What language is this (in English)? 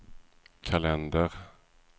Swedish